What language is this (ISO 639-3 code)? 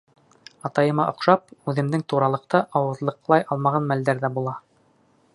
bak